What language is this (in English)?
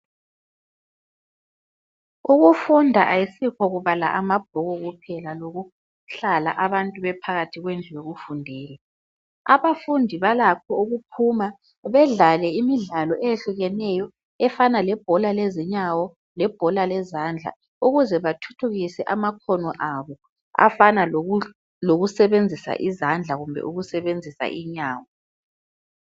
North Ndebele